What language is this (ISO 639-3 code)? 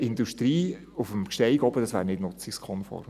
gsw